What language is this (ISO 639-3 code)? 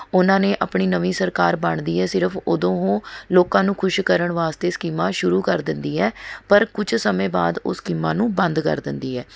pan